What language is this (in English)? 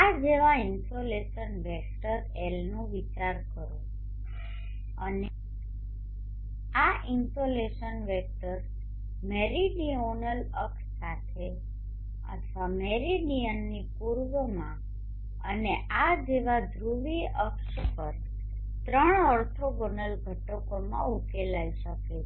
Gujarati